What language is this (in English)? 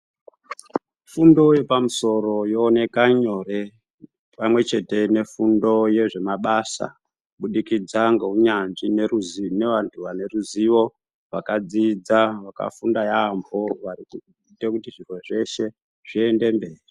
Ndau